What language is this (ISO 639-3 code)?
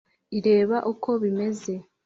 kin